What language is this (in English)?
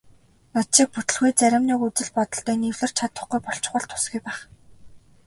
Mongolian